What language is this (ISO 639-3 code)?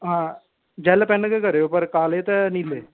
doi